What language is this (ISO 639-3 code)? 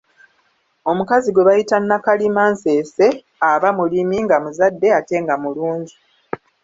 lug